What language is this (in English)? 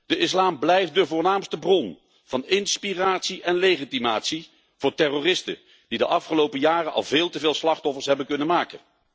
Dutch